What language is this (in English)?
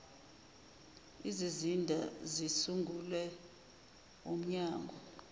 Zulu